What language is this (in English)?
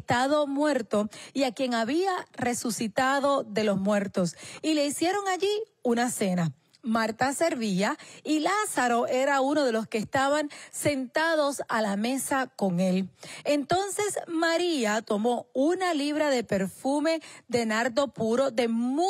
Spanish